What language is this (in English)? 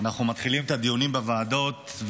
Hebrew